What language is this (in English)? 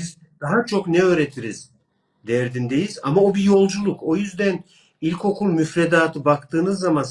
Turkish